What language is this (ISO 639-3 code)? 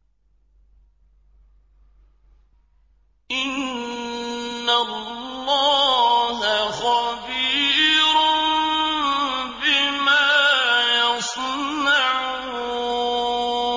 ara